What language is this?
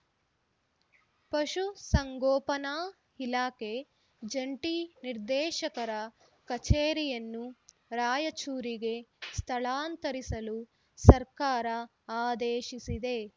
Kannada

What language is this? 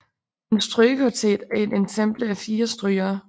Danish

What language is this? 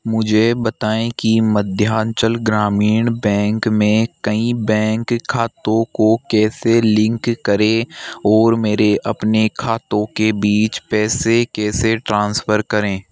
Hindi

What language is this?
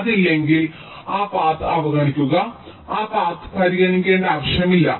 Malayalam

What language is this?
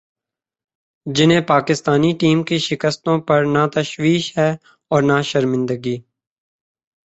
Urdu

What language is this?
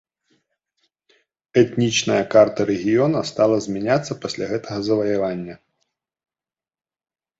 Belarusian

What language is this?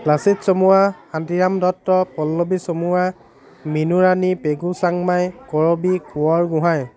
Assamese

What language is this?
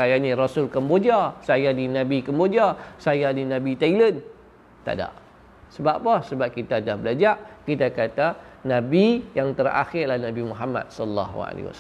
Malay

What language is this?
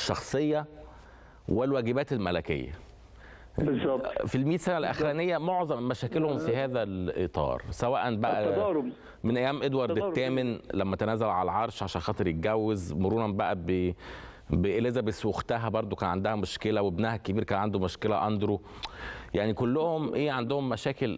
Arabic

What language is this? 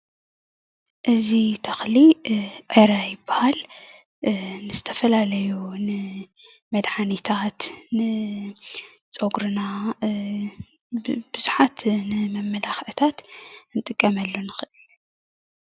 Tigrinya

